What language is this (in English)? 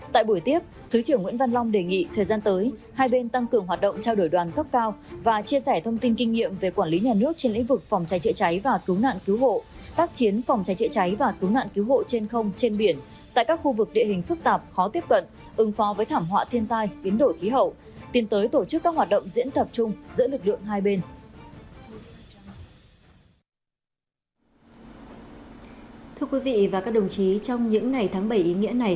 Vietnamese